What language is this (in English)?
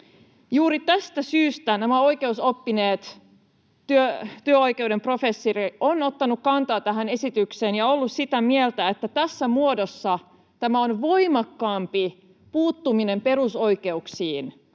Finnish